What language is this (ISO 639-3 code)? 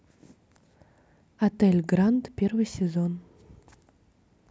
rus